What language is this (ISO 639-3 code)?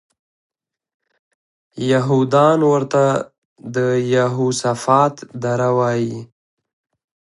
pus